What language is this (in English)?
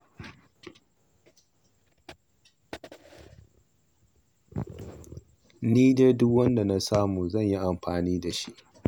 Hausa